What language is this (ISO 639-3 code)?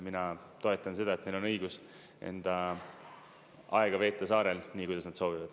est